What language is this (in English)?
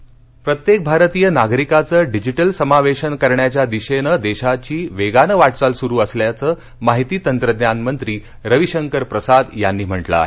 Marathi